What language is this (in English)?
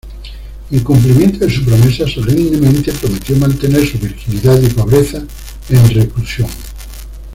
Spanish